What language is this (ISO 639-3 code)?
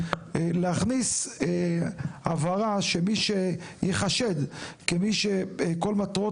heb